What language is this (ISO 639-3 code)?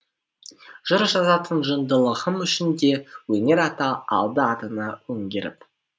kaz